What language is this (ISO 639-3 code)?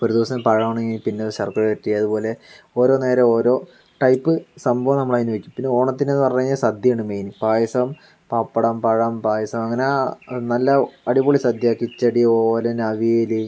mal